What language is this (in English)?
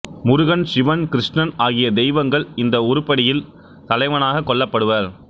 Tamil